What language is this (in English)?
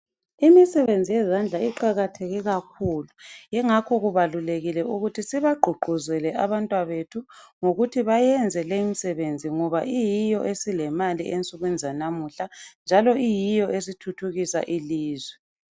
North Ndebele